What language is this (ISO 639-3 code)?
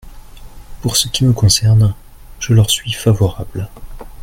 fra